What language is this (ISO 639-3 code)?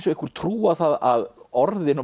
isl